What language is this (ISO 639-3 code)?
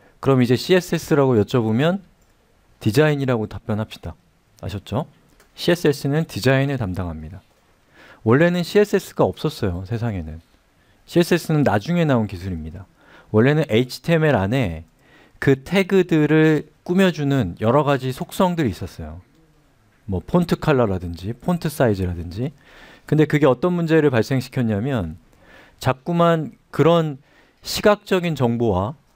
kor